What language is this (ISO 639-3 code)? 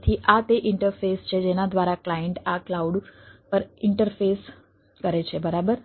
guj